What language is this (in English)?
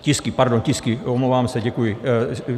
Czech